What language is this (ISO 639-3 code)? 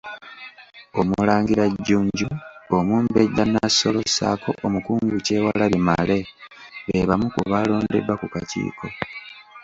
lug